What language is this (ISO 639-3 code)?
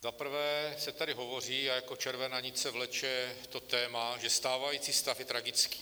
ces